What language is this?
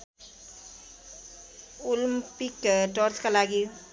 Nepali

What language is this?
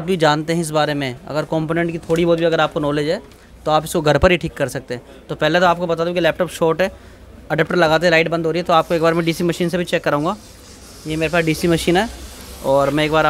Hindi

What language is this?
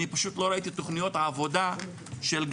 Hebrew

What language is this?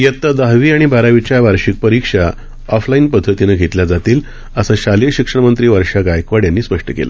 Marathi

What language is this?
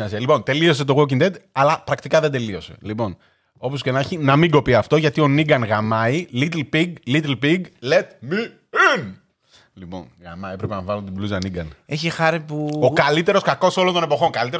Greek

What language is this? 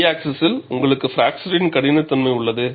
Tamil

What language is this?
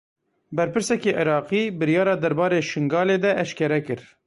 Kurdish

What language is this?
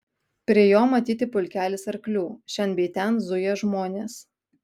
Lithuanian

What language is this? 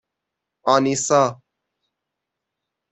Persian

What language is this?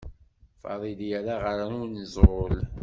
Kabyle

